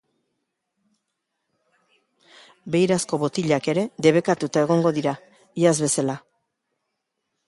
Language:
Basque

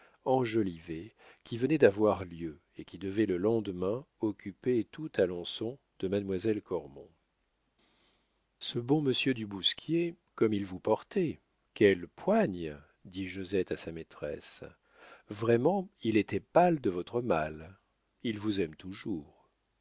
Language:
French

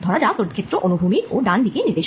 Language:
Bangla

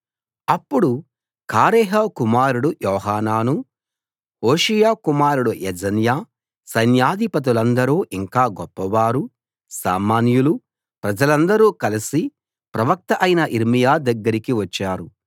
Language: Telugu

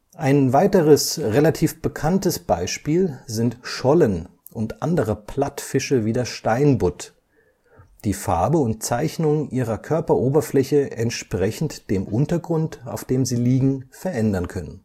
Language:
German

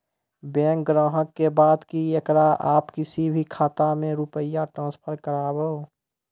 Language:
Maithili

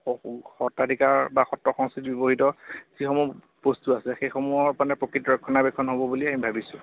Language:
Assamese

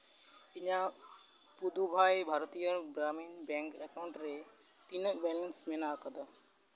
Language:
Santali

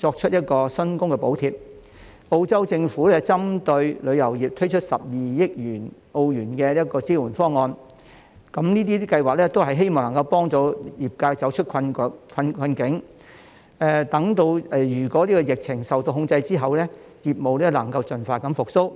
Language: Cantonese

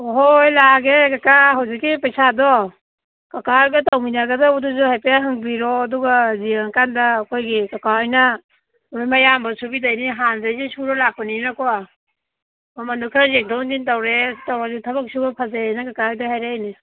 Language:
Manipuri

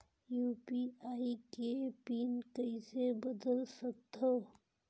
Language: Chhattisgarhi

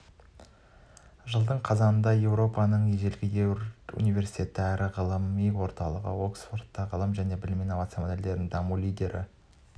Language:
Kazakh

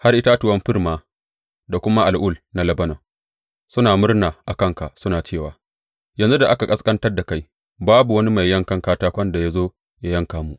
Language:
Hausa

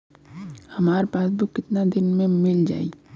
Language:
Bhojpuri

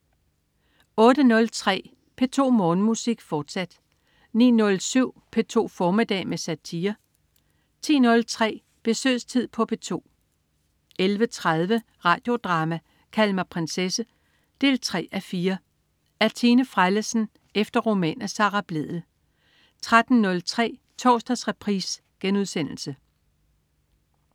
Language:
Danish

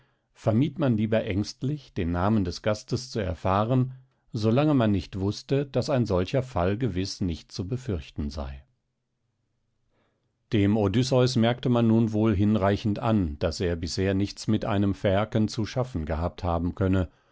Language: German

